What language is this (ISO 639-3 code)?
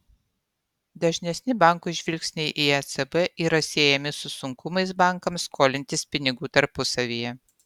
lit